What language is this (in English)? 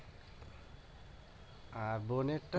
Bangla